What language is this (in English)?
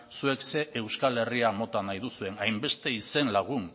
Basque